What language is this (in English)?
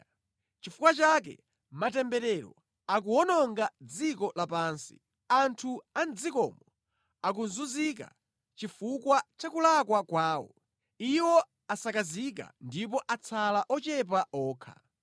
Nyanja